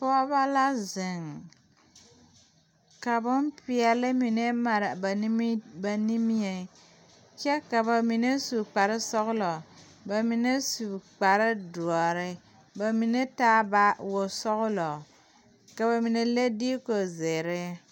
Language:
Southern Dagaare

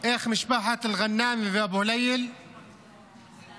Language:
Hebrew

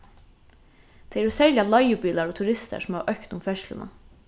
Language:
Faroese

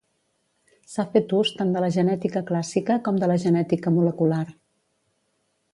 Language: Catalan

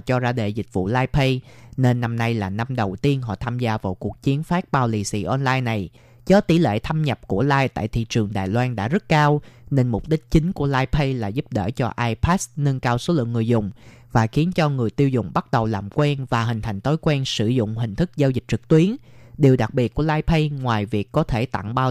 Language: Vietnamese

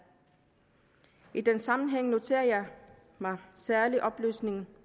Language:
Danish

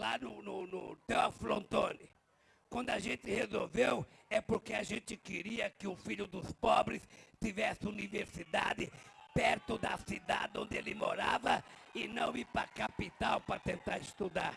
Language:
Portuguese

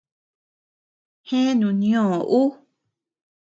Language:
Tepeuxila Cuicatec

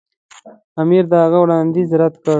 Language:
Pashto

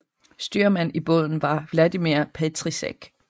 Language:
Danish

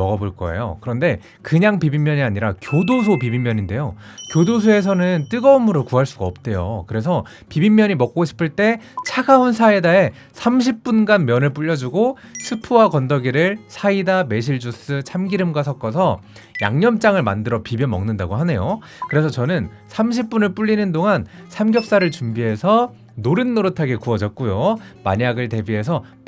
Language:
Korean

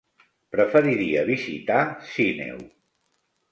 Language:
Catalan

